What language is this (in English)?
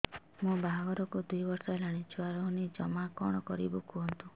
Odia